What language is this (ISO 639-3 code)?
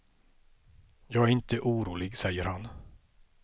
swe